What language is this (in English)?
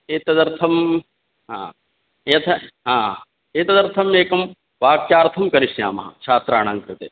Sanskrit